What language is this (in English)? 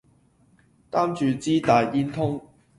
Cantonese